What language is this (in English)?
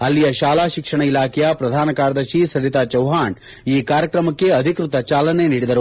Kannada